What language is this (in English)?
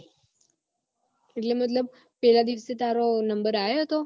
Gujarati